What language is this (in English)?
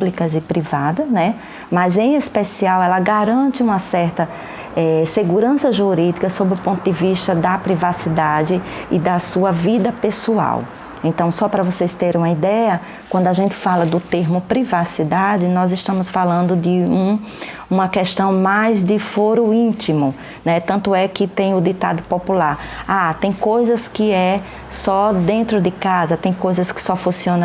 Portuguese